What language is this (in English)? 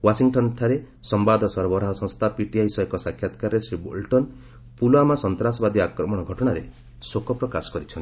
Odia